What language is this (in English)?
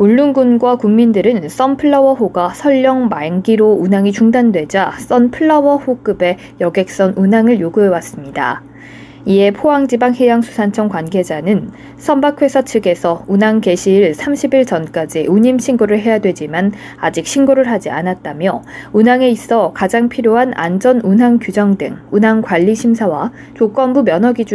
Korean